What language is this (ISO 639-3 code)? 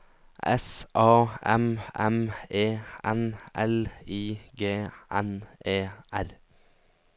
nor